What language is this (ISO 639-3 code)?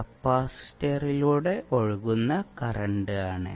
mal